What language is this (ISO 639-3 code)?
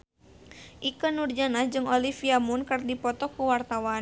sun